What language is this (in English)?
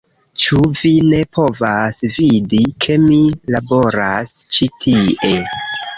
Esperanto